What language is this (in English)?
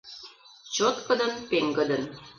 Mari